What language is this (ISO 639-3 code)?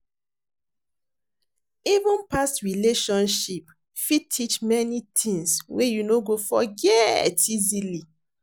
pcm